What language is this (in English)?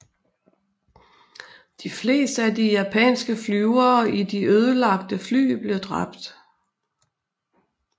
Danish